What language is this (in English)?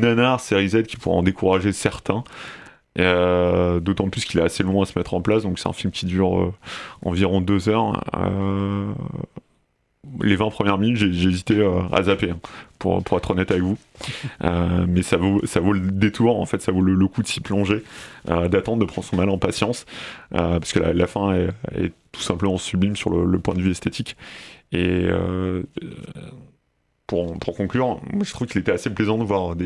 French